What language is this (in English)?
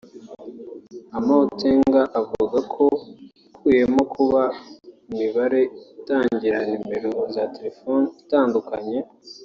Kinyarwanda